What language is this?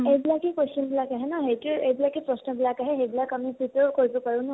Assamese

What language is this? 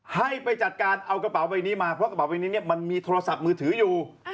Thai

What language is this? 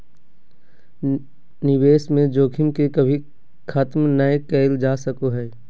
Magahi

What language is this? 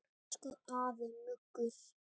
Icelandic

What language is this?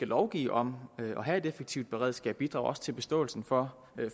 Danish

